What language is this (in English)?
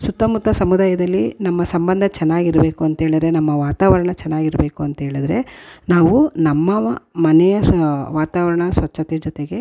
Kannada